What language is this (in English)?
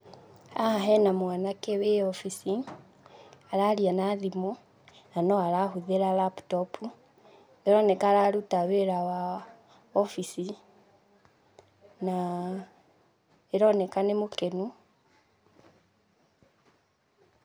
Kikuyu